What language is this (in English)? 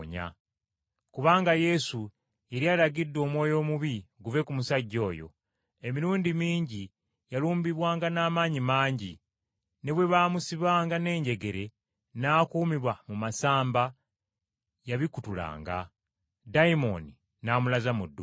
Ganda